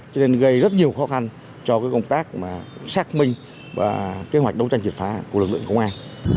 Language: Vietnamese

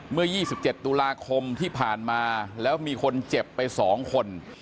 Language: Thai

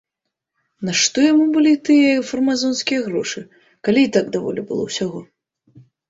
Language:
Belarusian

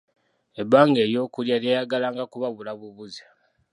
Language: Ganda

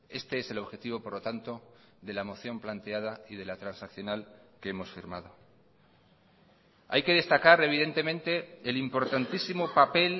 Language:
Spanish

